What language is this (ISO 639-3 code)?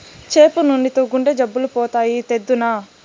tel